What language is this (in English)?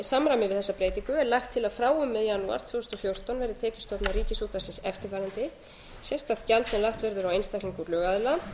Icelandic